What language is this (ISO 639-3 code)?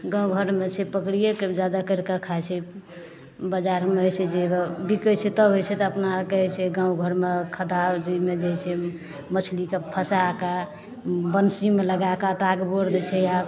mai